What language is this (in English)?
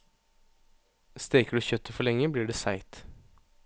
Norwegian